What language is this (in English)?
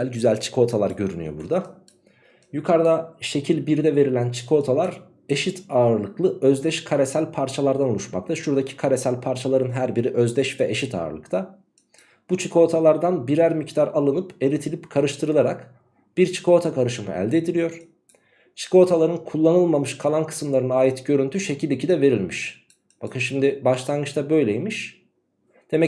Turkish